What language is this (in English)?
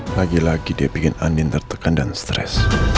Indonesian